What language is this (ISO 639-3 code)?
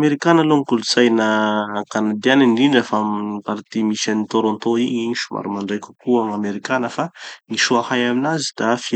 txy